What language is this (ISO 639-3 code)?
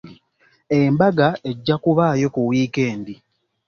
lug